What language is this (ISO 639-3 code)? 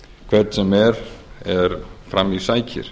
isl